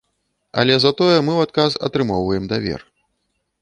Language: Belarusian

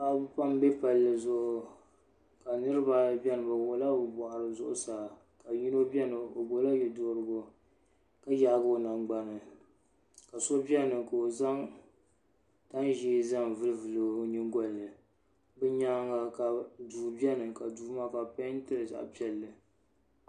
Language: Dagbani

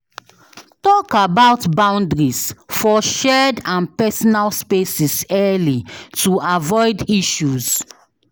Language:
Nigerian Pidgin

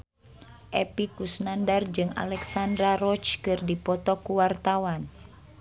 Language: Sundanese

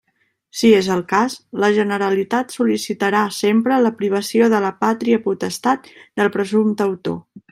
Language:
Catalan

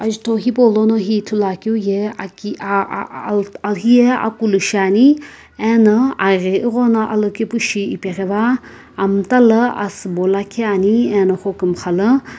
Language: Sumi Naga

